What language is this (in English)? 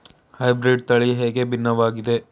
Kannada